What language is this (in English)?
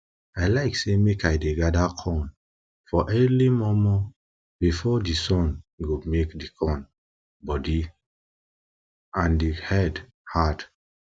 Nigerian Pidgin